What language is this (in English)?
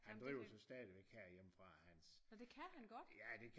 Danish